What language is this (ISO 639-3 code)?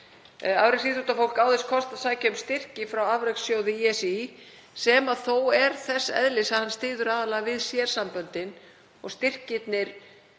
isl